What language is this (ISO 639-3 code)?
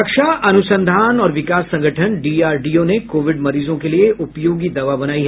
hin